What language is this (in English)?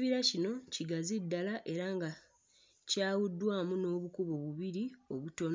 Ganda